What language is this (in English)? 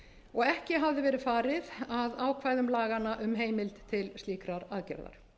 Icelandic